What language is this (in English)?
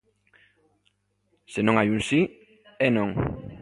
Galician